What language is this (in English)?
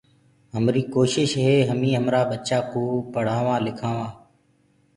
Gurgula